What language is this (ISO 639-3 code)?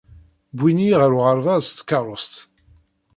kab